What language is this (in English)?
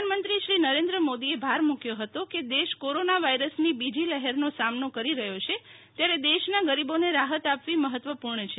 Gujarati